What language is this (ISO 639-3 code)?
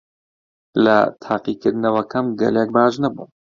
ckb